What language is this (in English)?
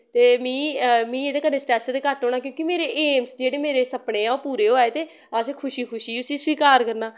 Dogri